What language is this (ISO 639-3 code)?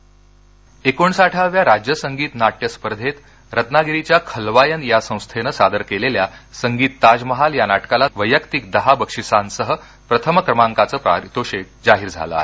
mar